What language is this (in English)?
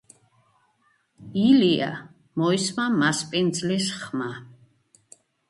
Georgian